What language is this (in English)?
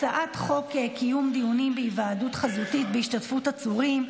Hebrew